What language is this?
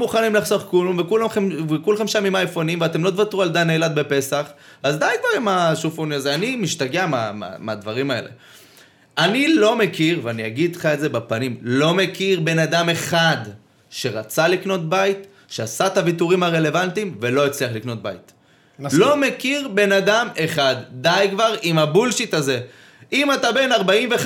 Hebrew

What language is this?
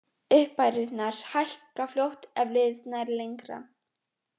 Icelandic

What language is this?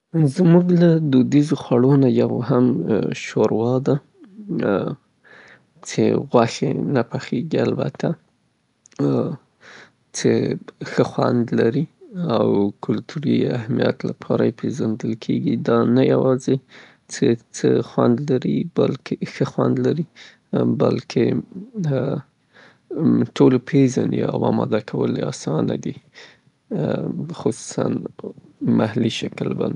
Southern Pashto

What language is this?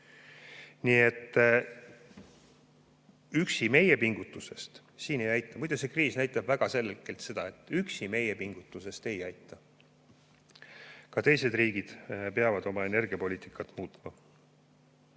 Estonian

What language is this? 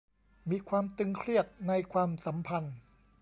Thai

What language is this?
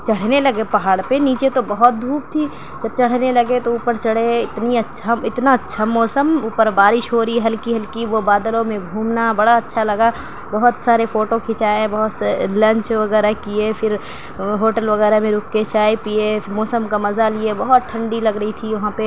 Urdu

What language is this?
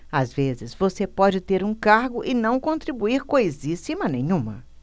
Portuguese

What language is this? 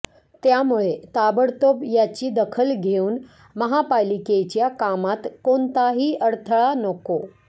Marathi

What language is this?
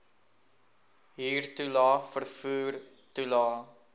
Afrikaans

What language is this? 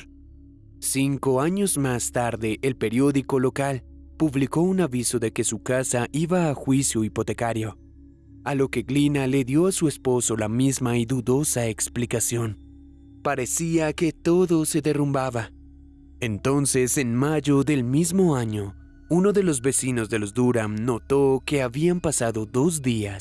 Spanish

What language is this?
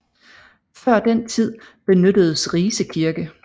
Danish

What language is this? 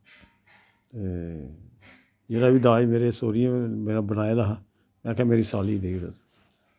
Dogri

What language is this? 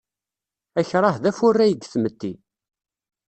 Kabyle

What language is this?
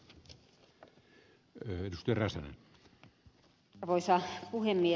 Finnish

